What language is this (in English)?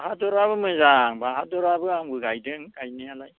Bodo